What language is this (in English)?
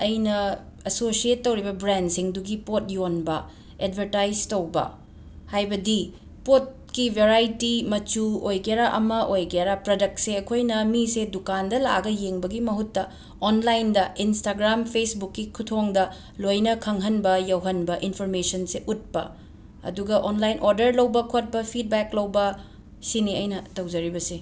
Manipuri